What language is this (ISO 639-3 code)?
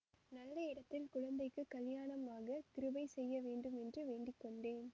tam